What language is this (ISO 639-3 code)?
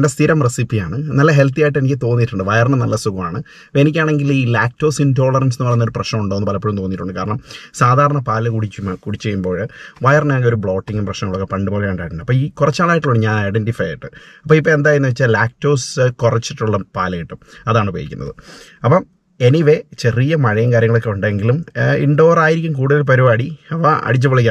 nld